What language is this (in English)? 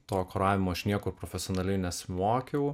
Lithuanian